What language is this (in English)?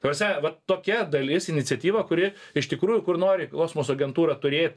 Lithuanian